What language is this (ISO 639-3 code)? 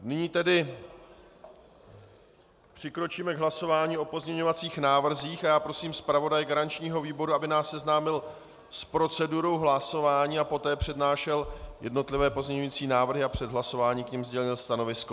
ces